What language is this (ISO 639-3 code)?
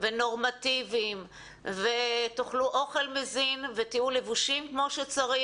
heb